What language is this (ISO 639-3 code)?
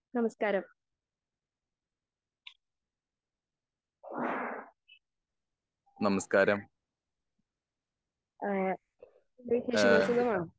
mal